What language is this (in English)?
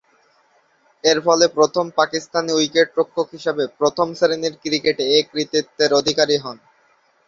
Bangla